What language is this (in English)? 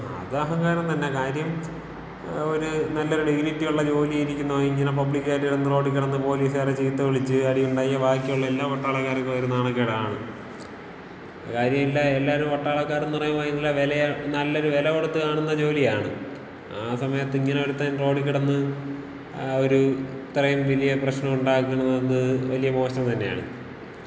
Malayalam